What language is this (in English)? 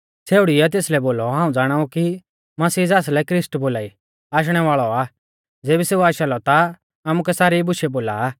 Mahasu Pahari